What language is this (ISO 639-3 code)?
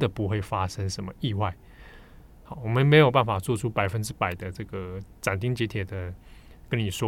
zho